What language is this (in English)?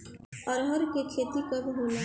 Bhojpuri